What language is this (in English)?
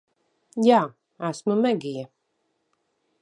Latvian